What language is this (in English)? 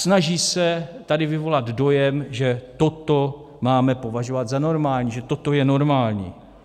Czech